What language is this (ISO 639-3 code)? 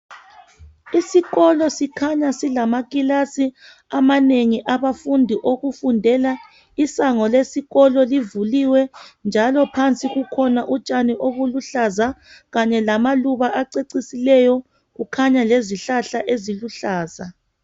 nde